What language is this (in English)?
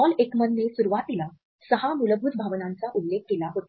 Marathi